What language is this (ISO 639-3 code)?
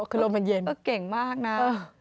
tha